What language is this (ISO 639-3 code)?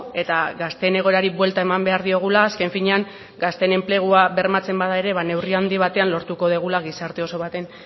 eus